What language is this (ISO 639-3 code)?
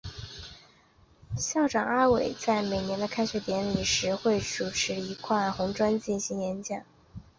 zho